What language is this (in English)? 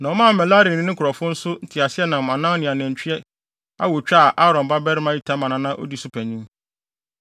Akan